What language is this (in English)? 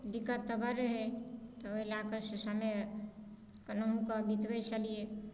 Maithili